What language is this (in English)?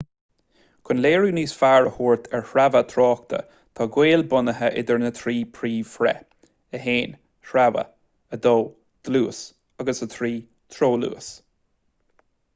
Irish